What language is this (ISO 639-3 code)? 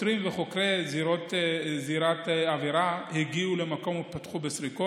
heb